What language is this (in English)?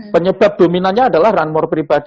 Indonesian